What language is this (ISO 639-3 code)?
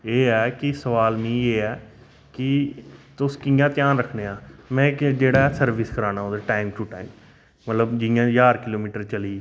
doi